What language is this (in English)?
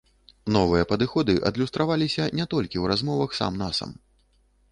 Belarusian